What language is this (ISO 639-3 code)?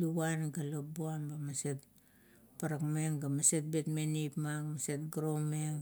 kto